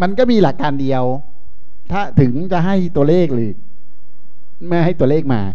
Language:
Thai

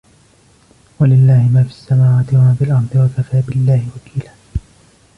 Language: Arabic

